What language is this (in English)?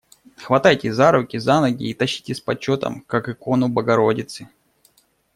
Russian